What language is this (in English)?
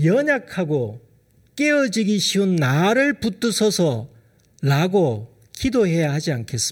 Korean